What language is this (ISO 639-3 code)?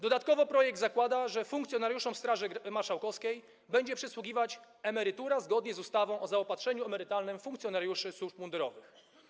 pol